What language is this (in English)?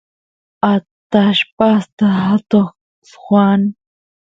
Santiago del Estero Quichua